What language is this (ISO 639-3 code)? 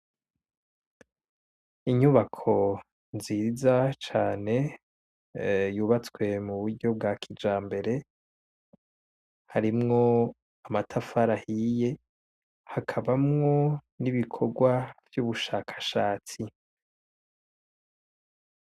run